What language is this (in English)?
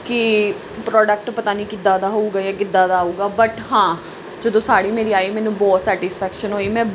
Punjabi